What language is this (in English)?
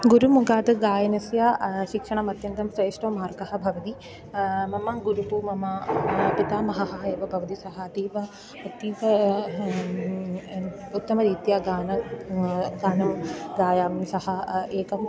Sanskrit